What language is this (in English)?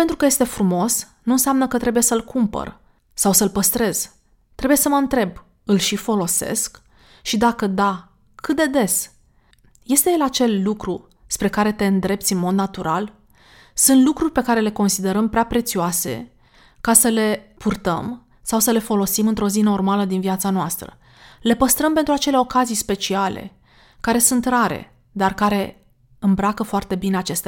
Romanian